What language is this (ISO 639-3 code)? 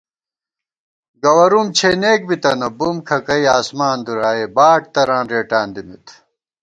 gwt